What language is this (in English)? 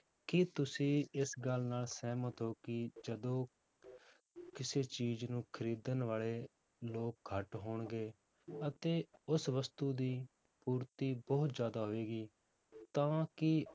Punjabi